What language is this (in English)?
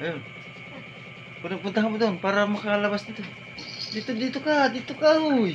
Filipino